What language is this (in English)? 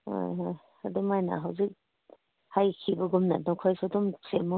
Manipuri